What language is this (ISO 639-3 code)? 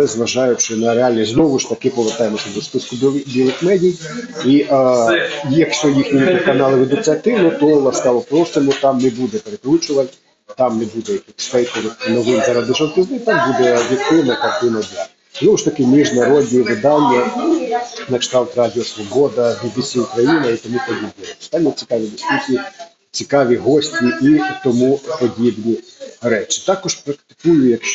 ukr